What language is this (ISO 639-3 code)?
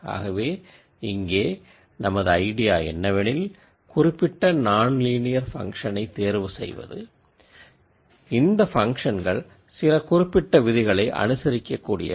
tam